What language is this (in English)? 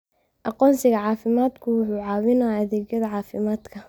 Somali